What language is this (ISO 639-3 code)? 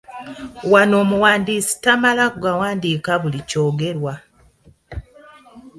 lug